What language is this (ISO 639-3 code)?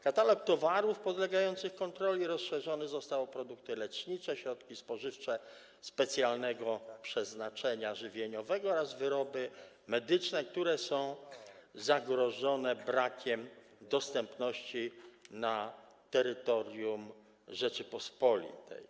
pol